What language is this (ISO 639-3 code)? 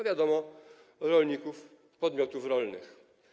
pol